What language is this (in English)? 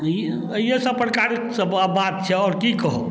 Maithili